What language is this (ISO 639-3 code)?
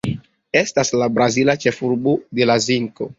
epo